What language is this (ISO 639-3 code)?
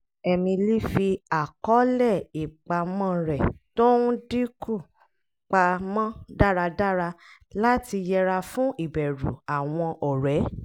yor